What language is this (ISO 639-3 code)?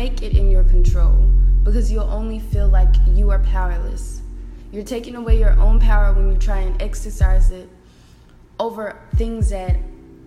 eng